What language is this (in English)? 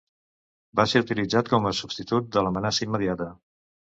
Catalan